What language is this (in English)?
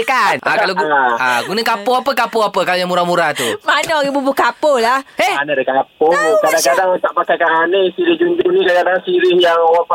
Malay